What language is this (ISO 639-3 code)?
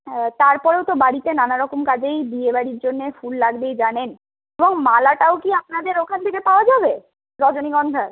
ben